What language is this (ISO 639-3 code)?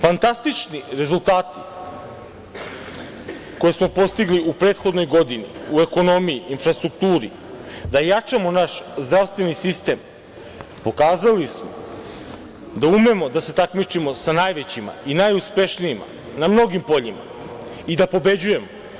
srp